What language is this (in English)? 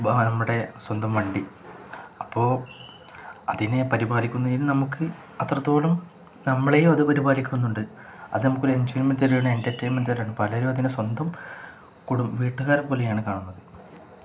Malayalam